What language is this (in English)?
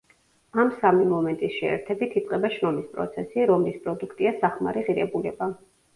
Georgian